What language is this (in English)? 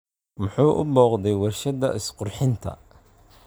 Somali